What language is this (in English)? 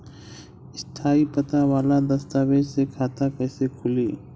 Bhojpuri